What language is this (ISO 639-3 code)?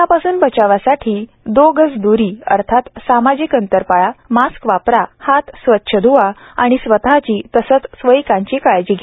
mar